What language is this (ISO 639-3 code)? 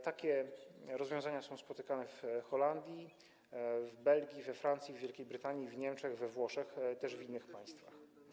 pol